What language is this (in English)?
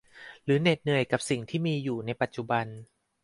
Thai